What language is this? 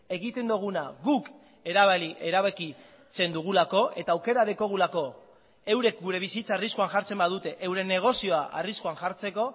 Basque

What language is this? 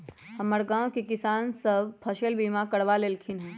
Magahi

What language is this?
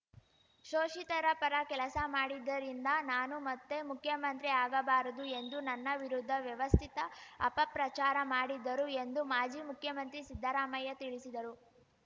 Kannada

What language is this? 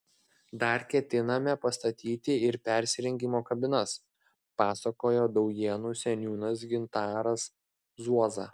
Lithuanian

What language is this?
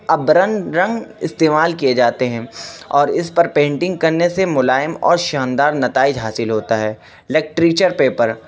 Urdu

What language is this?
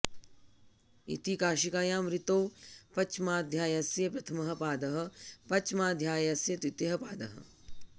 Sanskrit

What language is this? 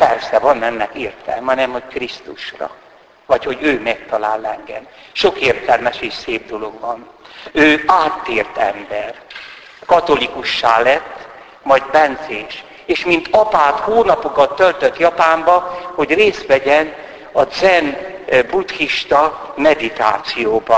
Hungarian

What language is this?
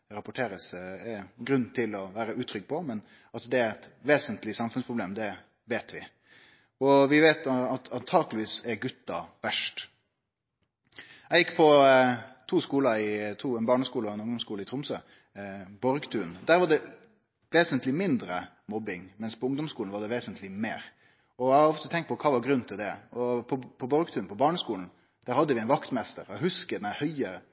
Norwegian Nynorsk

